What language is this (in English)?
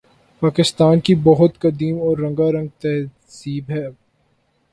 Urdu